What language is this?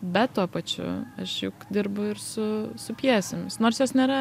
Lithuanian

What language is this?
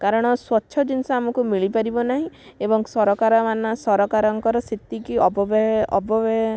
Odia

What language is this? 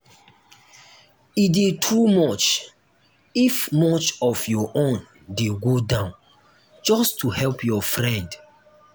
Nigerian Pidgin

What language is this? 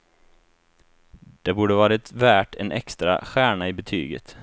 Swedish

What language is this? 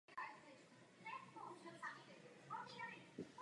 Czech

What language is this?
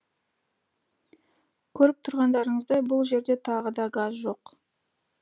Kazakh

